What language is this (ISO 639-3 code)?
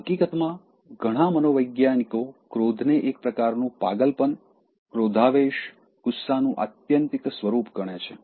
guj